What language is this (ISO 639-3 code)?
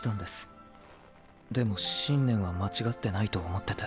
jpn